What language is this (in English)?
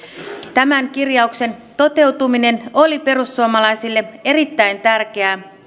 Finnish